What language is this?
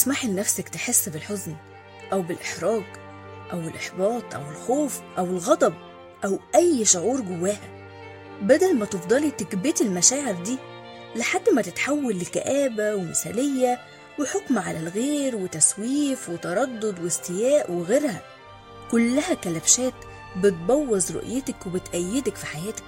Arabic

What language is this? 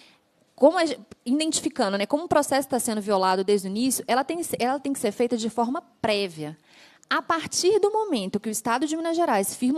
Portuguese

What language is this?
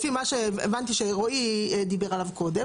Hebrew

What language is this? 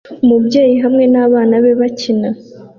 Kinyarwanda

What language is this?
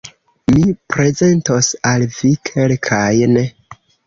Esperanto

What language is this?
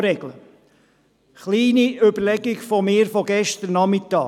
Swiss German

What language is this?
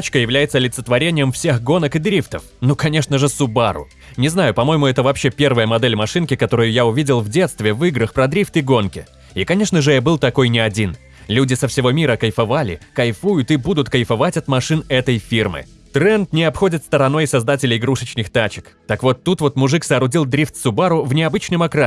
Russian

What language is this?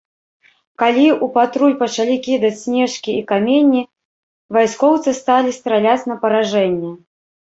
Belarusian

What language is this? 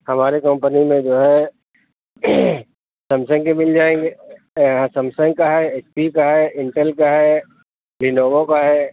Urdu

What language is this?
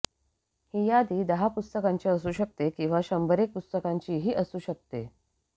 Marathi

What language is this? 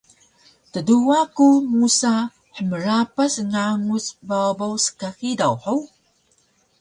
Taroko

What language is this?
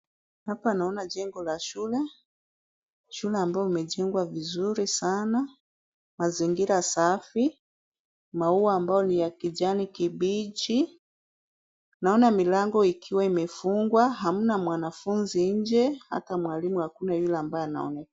Swahili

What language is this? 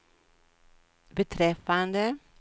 Swedish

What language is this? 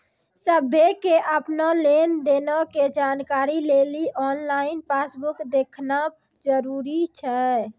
Maithili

